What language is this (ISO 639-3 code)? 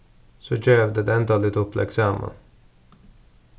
fao